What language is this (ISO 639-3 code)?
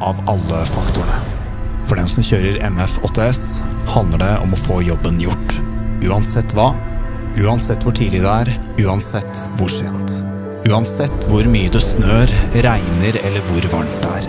nor